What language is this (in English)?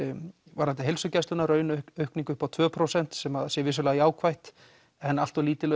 Icelandic